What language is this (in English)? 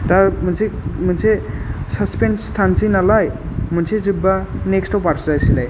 Bodo